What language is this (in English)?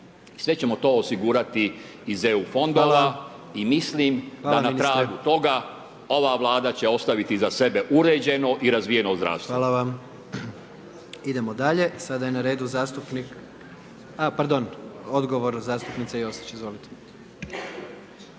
Croatian